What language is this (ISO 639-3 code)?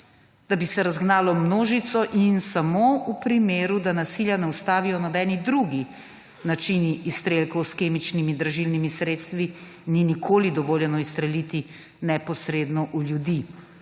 slv